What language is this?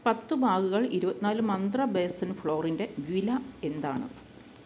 Malayalam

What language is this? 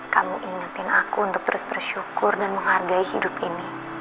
Indonesian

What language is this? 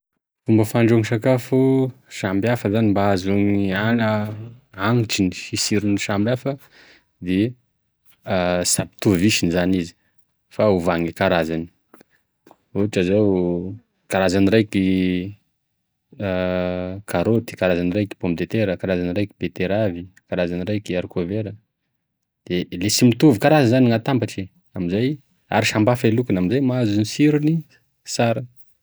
Tesaka Malagasy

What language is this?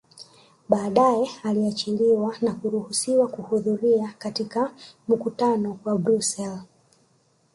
Swahili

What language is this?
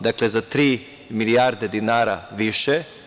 Serbian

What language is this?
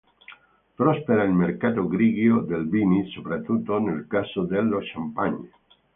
Italian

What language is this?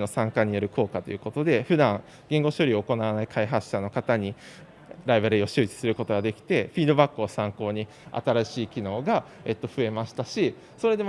Japanese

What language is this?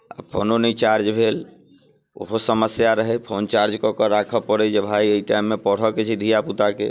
Maithili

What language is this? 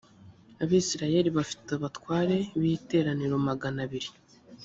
Kinyarwanda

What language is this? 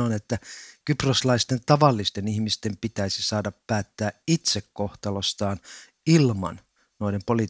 Finnish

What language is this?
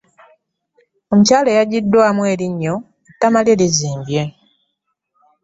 Ganda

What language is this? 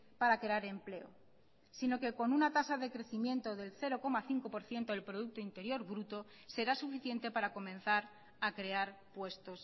Spanish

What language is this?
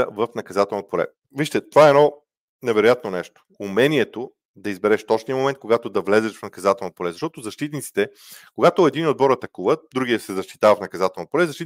Bulgarian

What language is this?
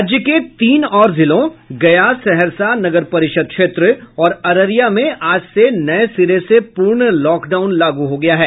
Hindi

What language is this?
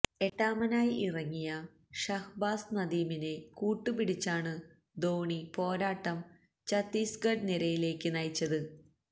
Malayalam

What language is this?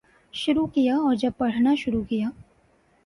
Urdu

